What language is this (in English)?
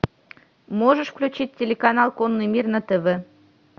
Russian